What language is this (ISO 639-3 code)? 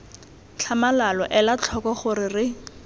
tsn